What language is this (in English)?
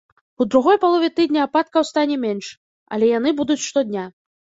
Belarusian